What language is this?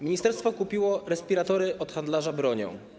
Polish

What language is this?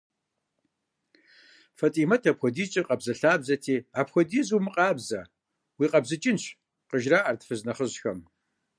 Kabardian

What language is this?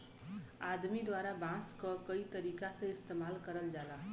Bhojpuri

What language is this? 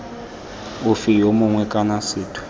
Tswana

